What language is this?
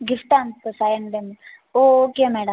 Tamil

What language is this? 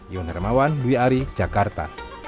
Indonesian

